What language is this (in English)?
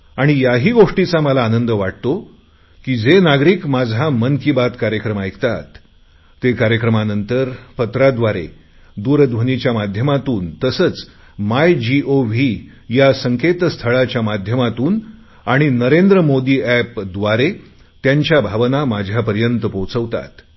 Marathi